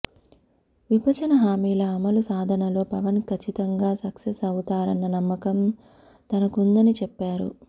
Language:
Telugu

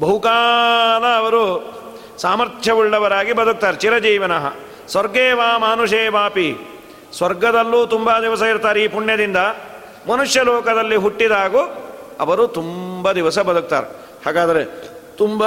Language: Kannada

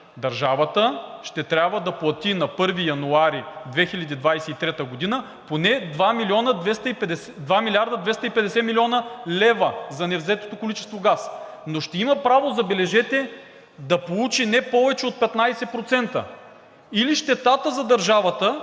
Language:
Bulgarian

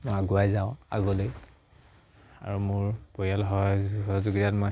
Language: Assamese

